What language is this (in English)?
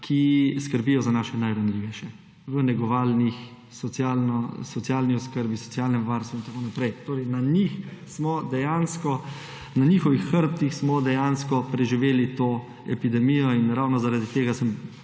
Slovenian